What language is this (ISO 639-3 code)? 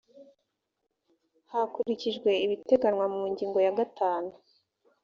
kin